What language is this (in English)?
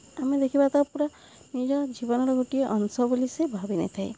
Odia